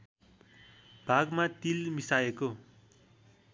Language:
Nepali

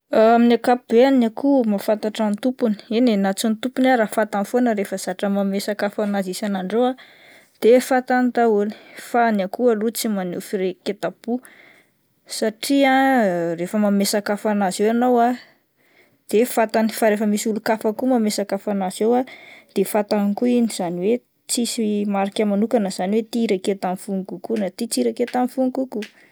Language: Malagasy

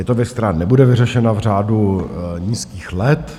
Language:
Czech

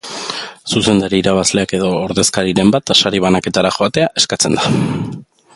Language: Basque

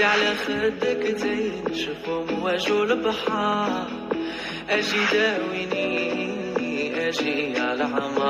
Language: Arabic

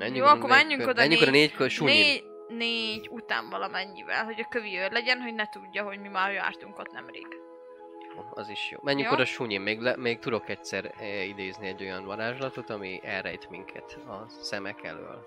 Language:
Hungarian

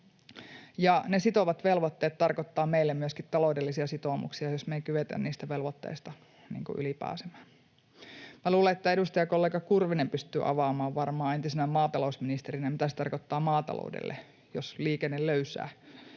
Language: Finnish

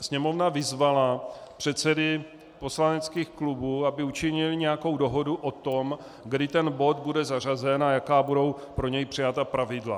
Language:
Czech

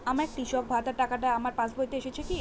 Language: Bangla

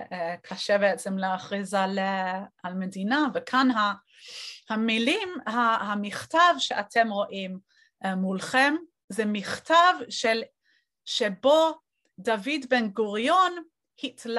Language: Hebrew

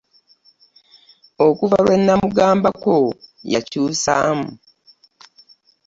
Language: Ganda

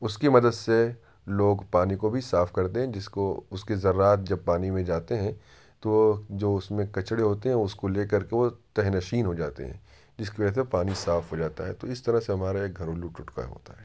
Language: Urdu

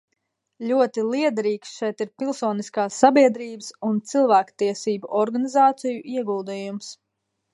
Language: Latvian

